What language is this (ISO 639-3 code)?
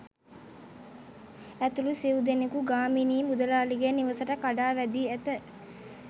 sin